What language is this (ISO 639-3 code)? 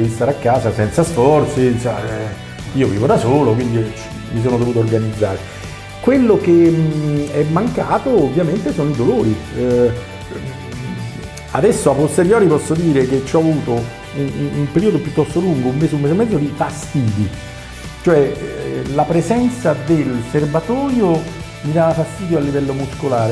ita